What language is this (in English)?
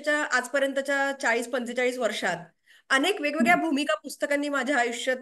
Marathi